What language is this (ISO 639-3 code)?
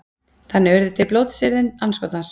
isl